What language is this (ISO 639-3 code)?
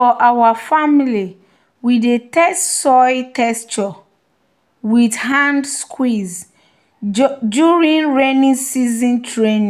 pcm